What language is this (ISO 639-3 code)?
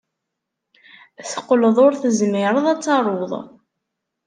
kab